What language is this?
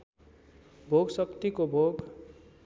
Nepali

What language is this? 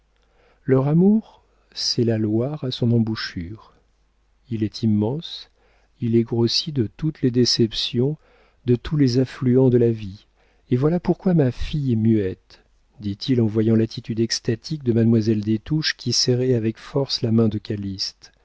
French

